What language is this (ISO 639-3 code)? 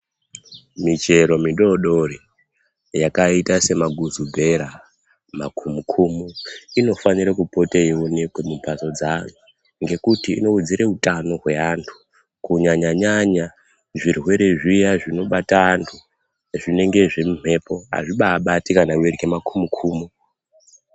ndc